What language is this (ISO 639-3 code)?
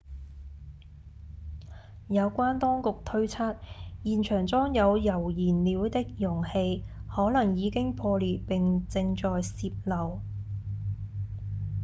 yue